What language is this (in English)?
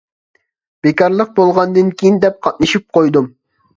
Uyghur